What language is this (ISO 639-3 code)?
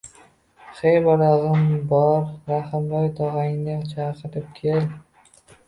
uzb